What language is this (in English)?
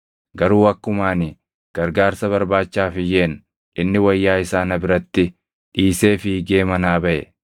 Oromo